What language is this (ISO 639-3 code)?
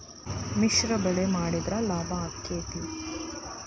kan